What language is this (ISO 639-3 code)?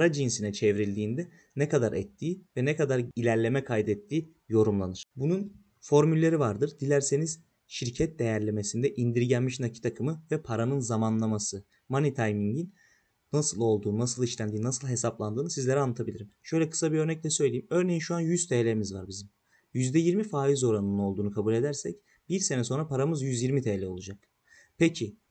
tur